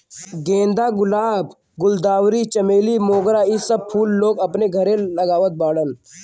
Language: Bhojpuri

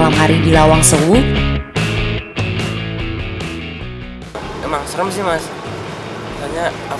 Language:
Indonesian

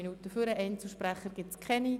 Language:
Swiss German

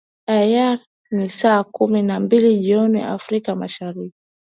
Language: Swahili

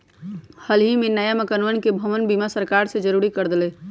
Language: Magahi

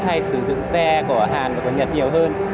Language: Vietnamese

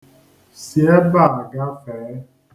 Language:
Igbo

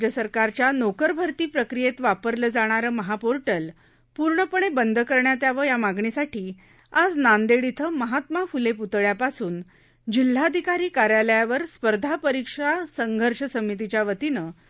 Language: Marathi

